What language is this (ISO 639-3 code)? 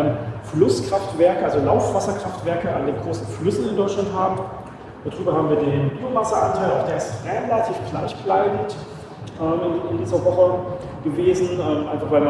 deu